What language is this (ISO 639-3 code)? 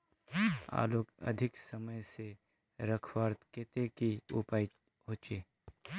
mag